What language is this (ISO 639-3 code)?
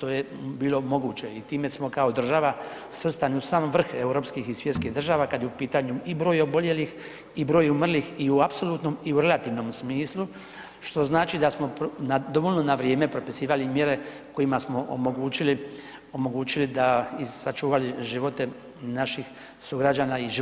hrv